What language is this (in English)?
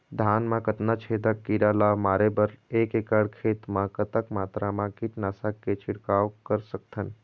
Chhattisgarhi